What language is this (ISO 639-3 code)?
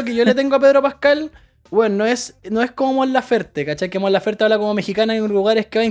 spa